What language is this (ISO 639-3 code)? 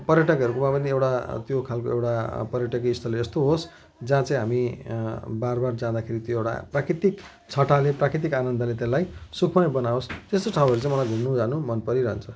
nep